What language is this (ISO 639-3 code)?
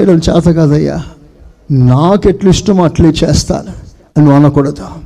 tel